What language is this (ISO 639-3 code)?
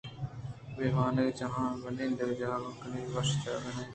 bgp